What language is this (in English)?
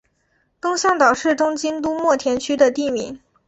Chinese